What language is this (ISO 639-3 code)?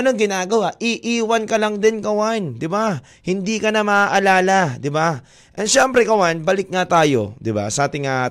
fil